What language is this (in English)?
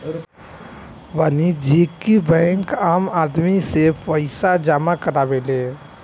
Bhojpuri